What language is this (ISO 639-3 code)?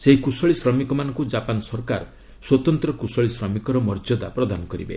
ori